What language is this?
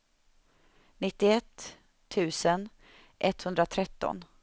Swedish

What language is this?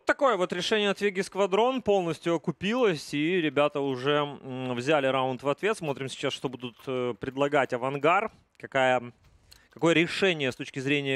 Russian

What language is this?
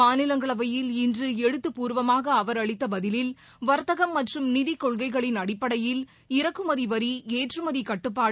Tamil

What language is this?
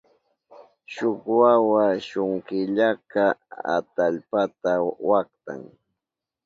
Southern Pastaza Quechua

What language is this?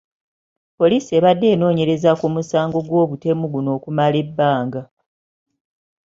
Ganda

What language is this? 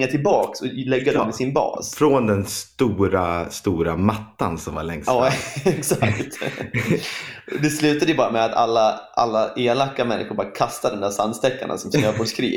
Swedish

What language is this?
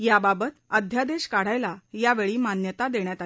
Marathi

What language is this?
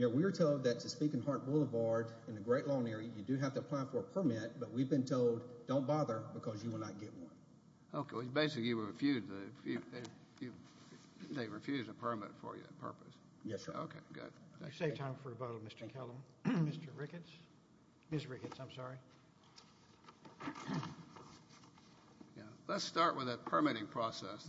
English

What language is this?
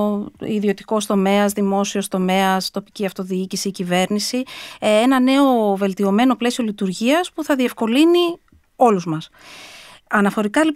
Greek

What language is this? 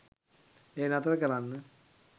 Sinhala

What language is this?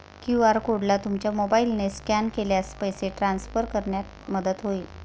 Marathi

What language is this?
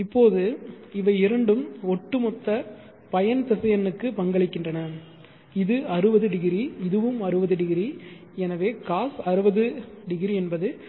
Tamil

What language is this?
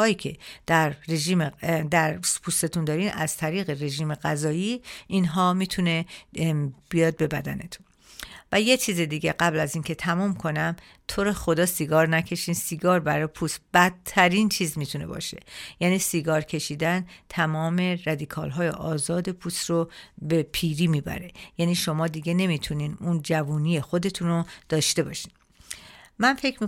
Persian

